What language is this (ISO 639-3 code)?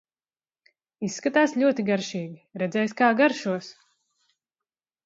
lav